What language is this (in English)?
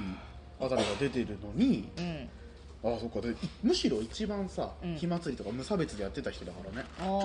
Japanese